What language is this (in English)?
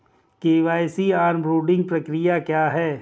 Hindi